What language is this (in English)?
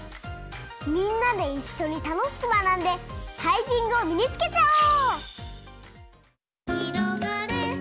Japanese